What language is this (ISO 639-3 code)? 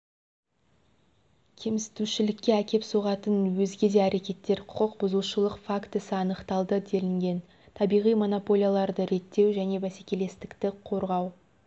kaz